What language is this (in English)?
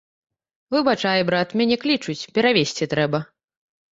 Belarusian